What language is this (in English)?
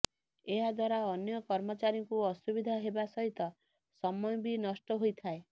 Odia